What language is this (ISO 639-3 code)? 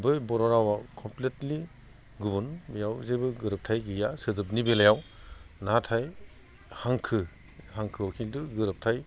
brx